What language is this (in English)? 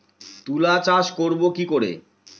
Bangla